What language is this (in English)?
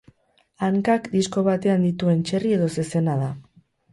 Basque